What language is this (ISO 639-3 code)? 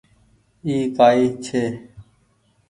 gig